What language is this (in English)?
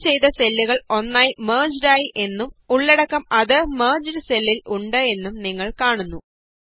Malayalam